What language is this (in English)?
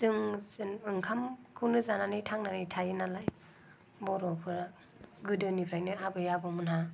Bodo